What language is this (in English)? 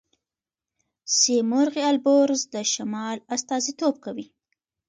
Pashto